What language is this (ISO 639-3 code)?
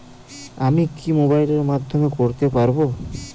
ben